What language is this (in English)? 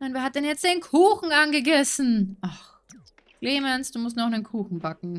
German